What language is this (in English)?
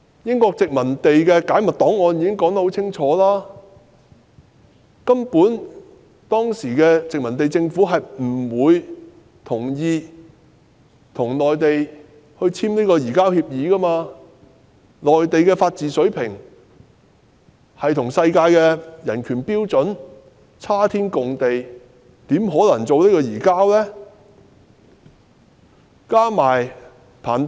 Cantonese